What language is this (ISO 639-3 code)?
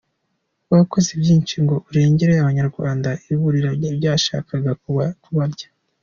kin